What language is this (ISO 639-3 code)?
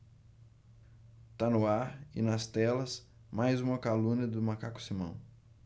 por